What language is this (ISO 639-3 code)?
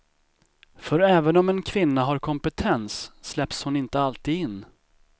swe